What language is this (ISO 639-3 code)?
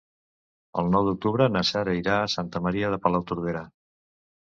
cat